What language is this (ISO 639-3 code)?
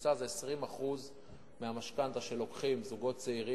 heb